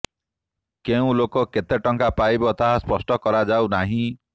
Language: Odia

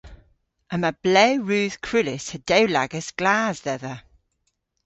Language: Cornish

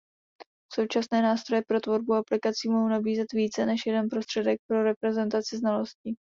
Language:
Czech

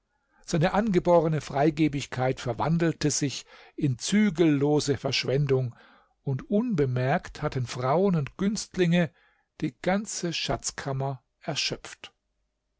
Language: German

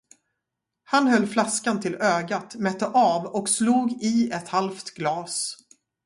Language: Swedish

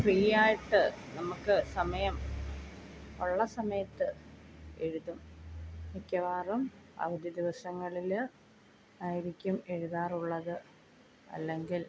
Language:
Malayalam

